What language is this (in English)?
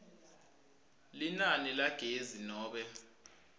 Swati